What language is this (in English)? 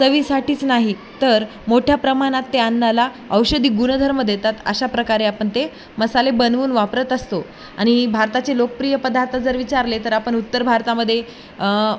Marathi